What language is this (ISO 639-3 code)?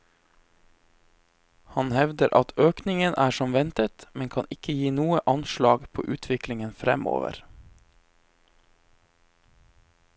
nor